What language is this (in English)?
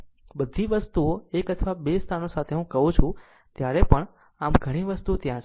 Gujarati